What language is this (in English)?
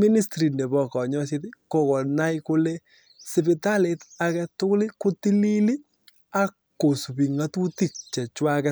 Kalenjin